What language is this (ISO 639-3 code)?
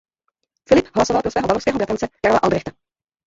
ces